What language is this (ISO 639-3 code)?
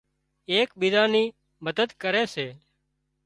kxp